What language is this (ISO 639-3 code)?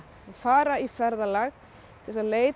isl